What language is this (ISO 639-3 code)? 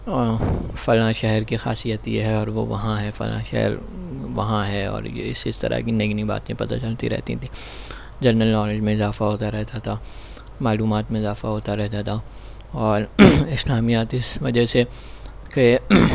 urd